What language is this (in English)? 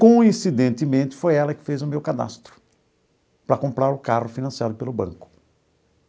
Portuguese